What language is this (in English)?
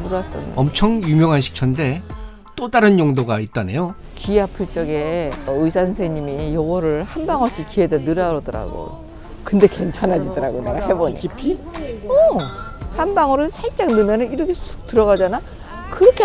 Korean